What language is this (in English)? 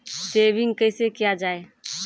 Maithili